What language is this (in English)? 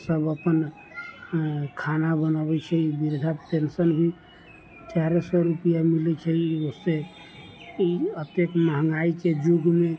Maithili